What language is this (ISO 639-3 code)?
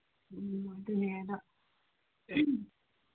mni